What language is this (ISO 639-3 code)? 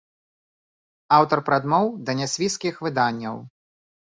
bel